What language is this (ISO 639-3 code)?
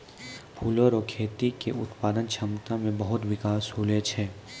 mai